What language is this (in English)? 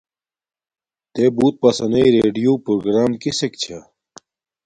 Domaaki